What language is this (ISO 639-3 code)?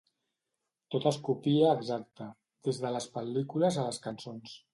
cat